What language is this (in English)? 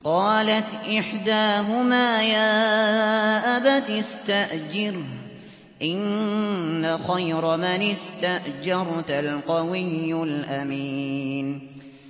Arabic